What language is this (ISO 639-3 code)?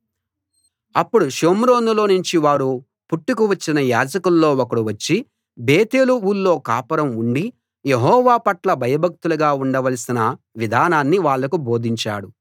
tel